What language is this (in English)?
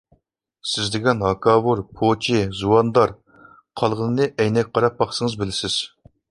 Uyghur